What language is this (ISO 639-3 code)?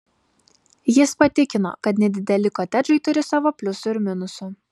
lit